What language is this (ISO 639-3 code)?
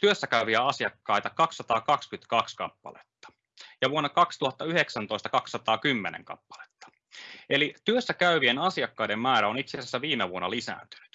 fin